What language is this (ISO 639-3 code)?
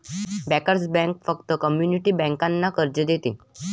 mar